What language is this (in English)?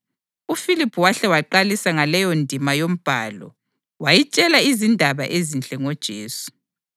North Ndebele